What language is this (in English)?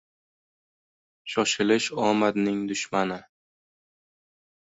Uzbek